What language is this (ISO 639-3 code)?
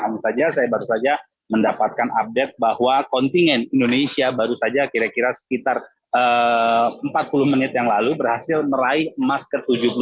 ind